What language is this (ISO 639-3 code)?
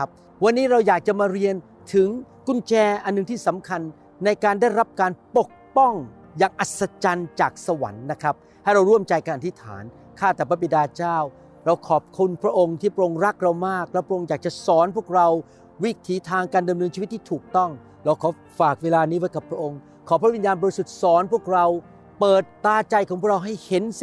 tha